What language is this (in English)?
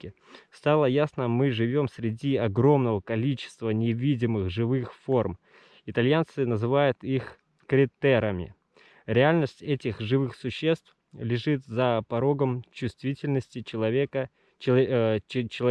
Russian